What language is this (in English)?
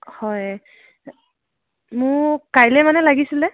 Assamese